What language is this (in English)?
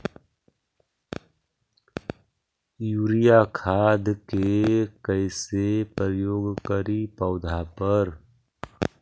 Magahi